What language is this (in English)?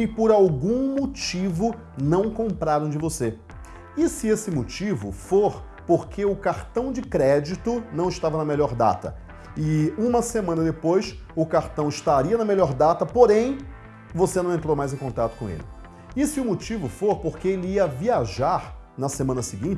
Portuguese